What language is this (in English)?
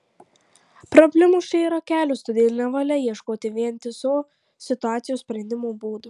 Lithuanian